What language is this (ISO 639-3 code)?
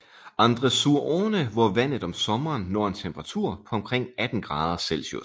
dan